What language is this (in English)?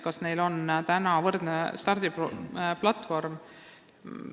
Estonian